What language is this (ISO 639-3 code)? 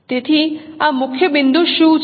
guj